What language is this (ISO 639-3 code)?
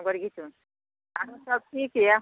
mai